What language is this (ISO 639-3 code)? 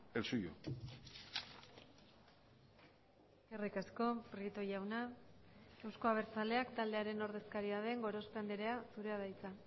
eus